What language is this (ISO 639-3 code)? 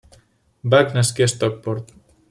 cat